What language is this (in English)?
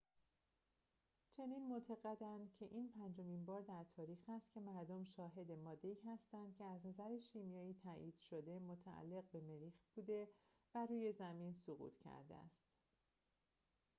Persian